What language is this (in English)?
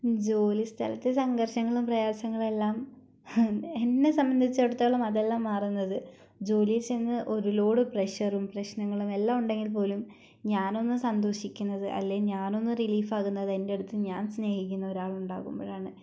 Malayalam